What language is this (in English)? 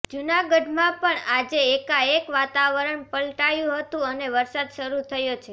Gujarati